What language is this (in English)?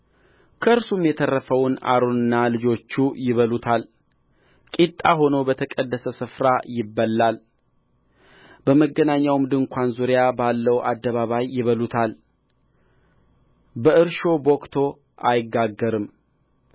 Amharic